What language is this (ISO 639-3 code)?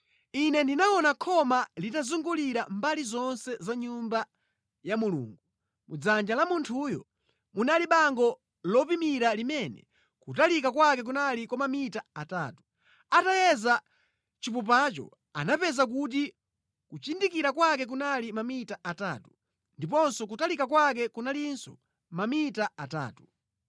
nya